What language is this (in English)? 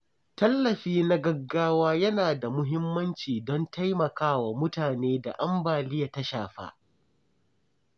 Hausa